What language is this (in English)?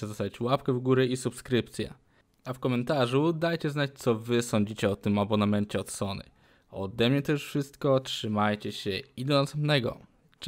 Polish